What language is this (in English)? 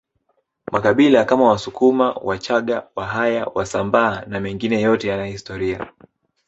Swahili